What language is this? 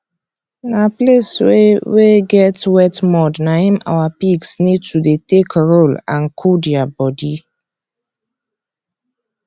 Nigerian Pidgin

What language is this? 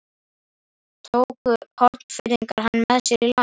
Icelandic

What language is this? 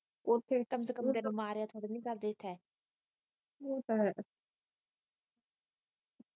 Punjabi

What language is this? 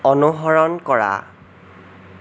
Assamese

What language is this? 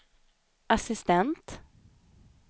Swedish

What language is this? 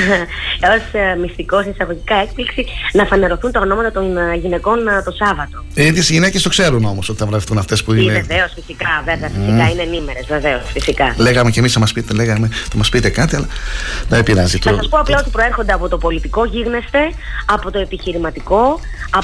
Greek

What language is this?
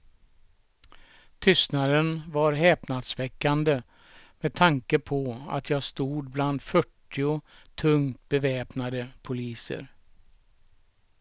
Swedish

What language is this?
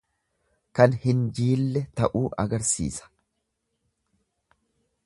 Oromo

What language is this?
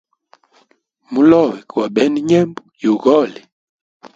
Hemba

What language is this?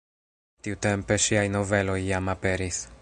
Esperanto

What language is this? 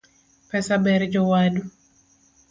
Luo (Kenya and Tanzania)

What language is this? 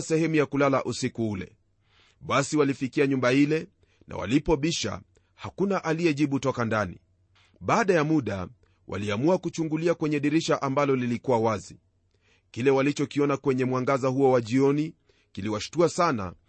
Swahili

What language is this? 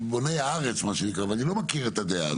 Hebrew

